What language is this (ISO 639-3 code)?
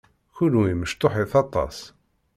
kab